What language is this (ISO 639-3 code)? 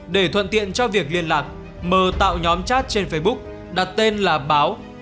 vie